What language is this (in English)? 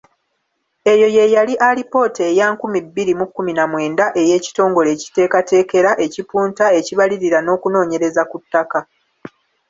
Ganda